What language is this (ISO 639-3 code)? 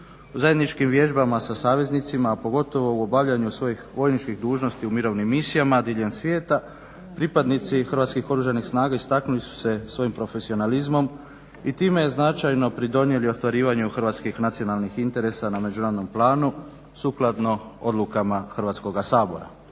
hrv